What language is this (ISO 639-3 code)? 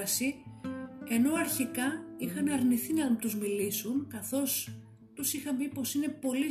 ell